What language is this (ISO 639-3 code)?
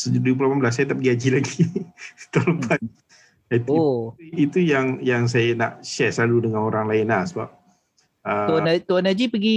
msa